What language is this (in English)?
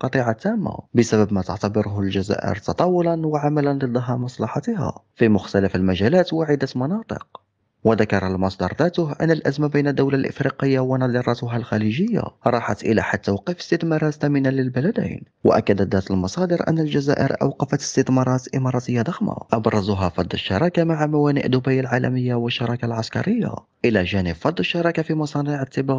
Arabic